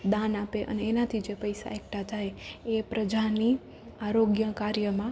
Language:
Gujarati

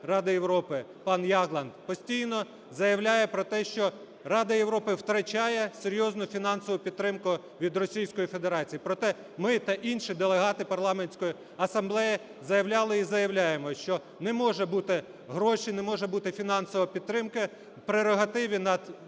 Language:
Ukrainian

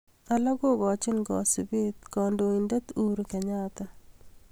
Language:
Kalenjin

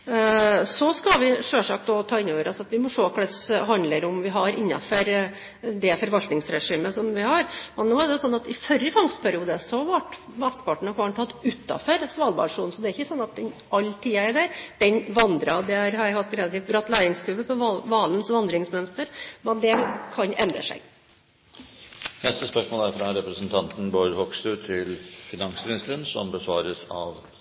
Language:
Norwegian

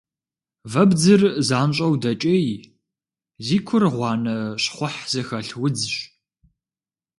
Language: Kabardian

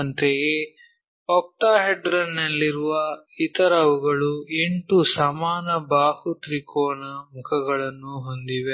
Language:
Kannada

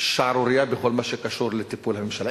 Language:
Hebrew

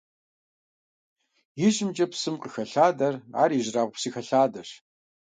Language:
Kabardian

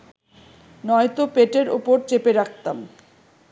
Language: Bangla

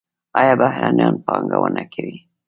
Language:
Pashto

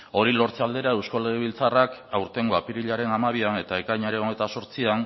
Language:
Basque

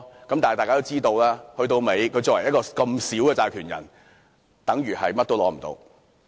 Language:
Cantonese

